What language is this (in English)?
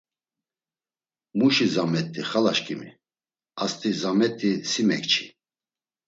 Laz